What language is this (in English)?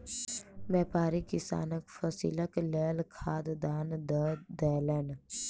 Maithili